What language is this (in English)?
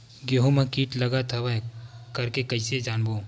Chhattisgarhi